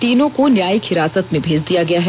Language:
Hindi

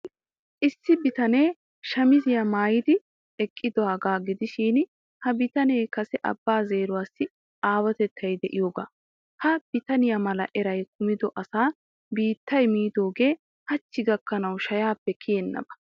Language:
Wolaytta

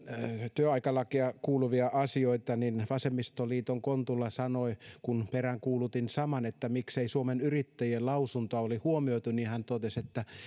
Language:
Finnish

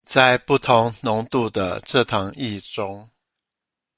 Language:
Chinese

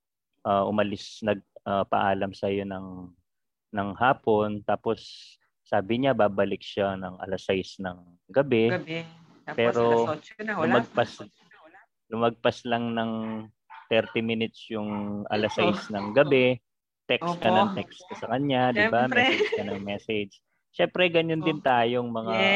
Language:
Filipino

